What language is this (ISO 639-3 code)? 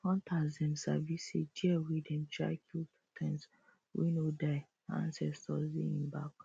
pcm